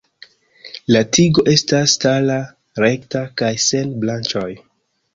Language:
Esperanto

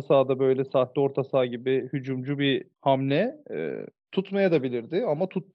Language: Turkish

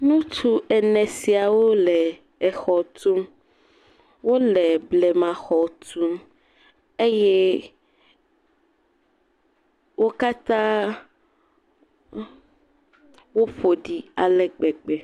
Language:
Ewe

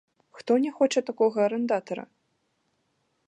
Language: Belarusian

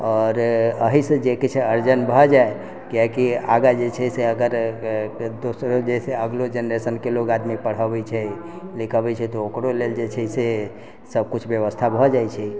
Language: Maithili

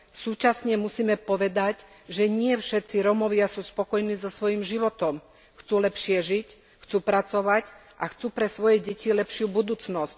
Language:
Slovak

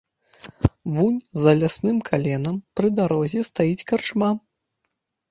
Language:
Belarusian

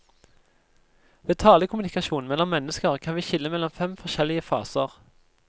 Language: Norwegian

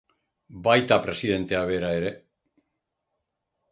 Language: Basque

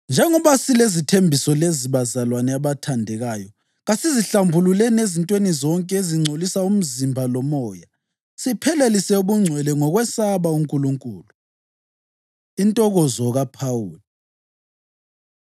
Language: North Ndebele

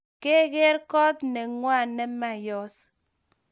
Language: Kalenjin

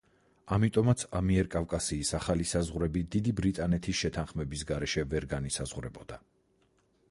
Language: Georgian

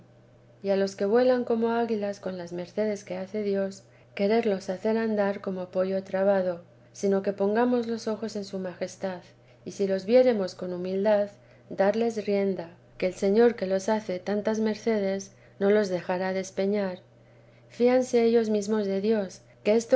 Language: Spanish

